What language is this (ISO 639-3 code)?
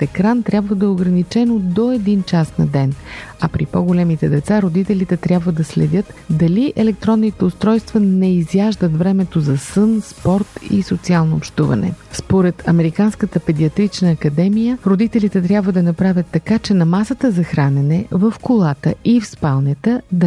bul